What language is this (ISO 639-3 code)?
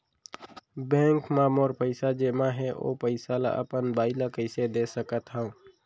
hne